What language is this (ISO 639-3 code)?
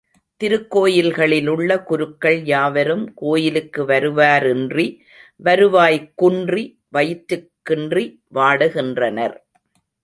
tam